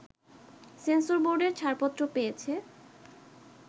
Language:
Bangla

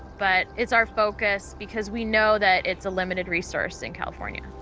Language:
English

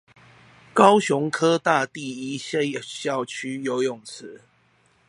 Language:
Chinese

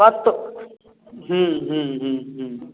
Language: Maithili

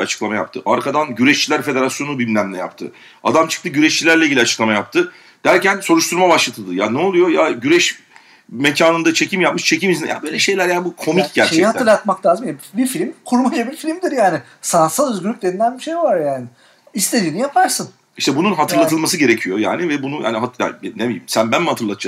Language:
Turkish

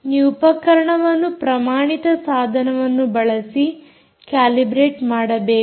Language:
Kannada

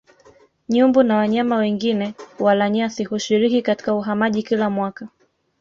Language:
Swahili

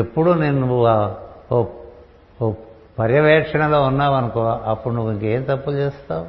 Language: Telugu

